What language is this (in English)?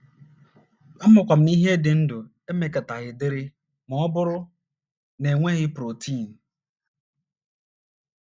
Igbo